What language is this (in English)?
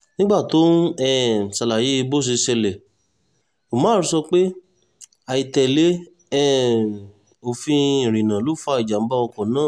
Yoruba